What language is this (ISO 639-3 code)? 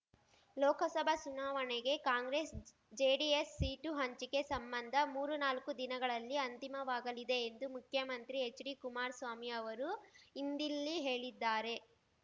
kan